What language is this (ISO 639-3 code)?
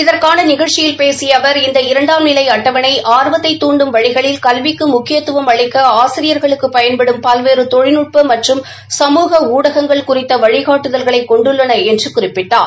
tam